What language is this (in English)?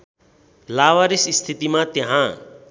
Nepali